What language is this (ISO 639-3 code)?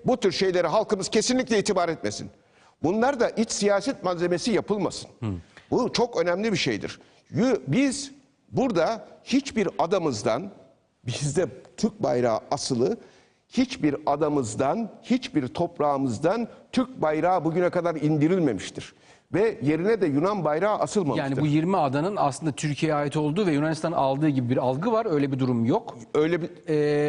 tur